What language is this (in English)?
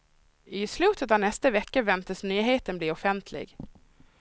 Swedish